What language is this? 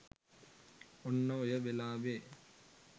Sinhala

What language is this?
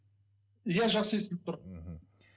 Kazakh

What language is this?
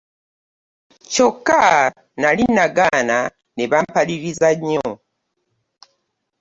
Ganda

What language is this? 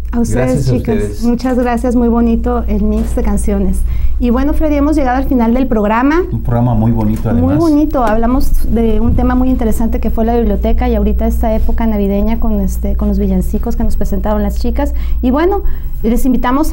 Spanish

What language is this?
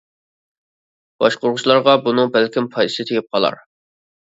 Uyghur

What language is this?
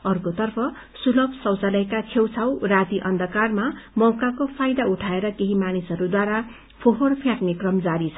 Nepali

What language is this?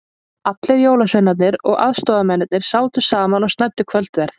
Icelandic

